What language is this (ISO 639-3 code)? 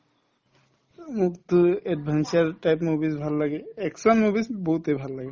asm